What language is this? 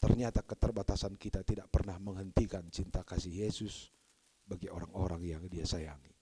Indonesian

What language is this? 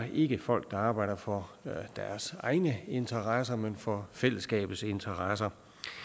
Danish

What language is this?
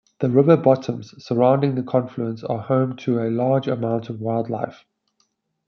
English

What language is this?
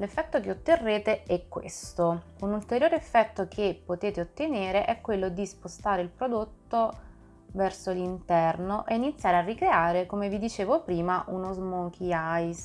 Italian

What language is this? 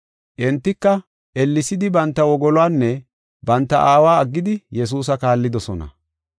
Gofa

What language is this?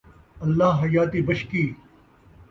Saraiki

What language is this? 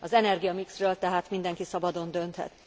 Hungarian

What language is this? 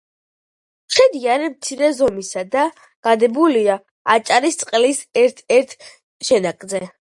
Georgian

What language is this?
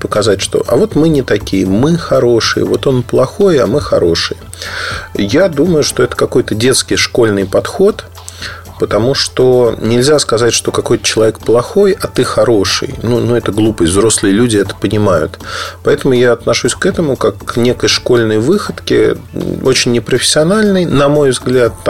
Russian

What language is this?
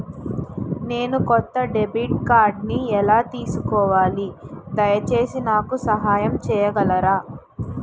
Telugu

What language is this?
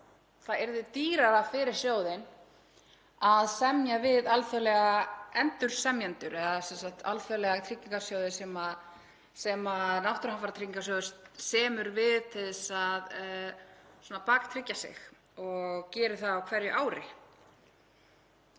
Icelandic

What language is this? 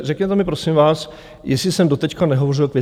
Czech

